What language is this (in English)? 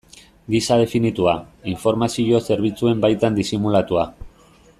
Basque